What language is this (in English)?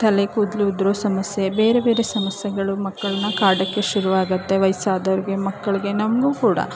Kannada